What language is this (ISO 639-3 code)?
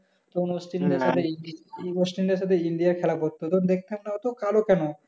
ben